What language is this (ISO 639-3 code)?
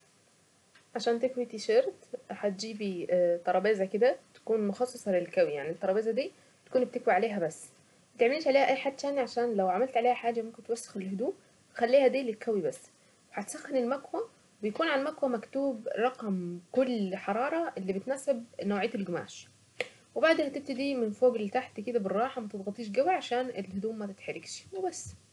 aec